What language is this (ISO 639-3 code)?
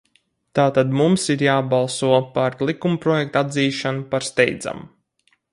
lav